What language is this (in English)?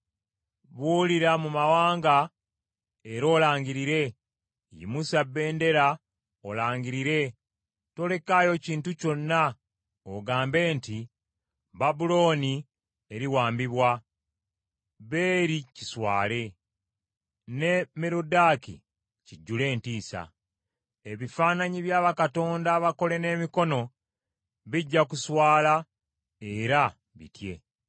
Ganda